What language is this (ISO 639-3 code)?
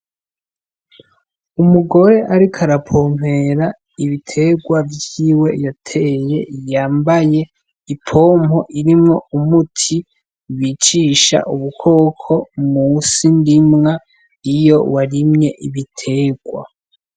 run